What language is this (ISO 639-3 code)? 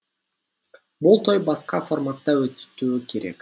kaz